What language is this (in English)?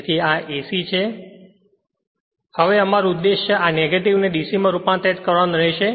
Gujarati